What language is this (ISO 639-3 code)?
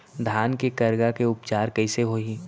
hne